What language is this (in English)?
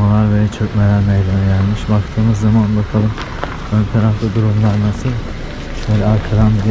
Turkish